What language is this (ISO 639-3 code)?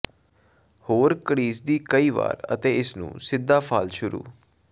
pan